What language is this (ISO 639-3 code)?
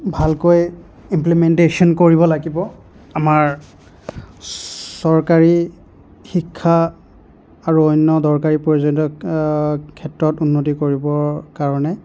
asm